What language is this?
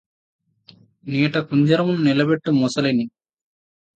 Telugu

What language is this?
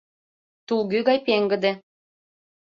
Mari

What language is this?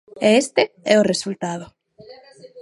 Galician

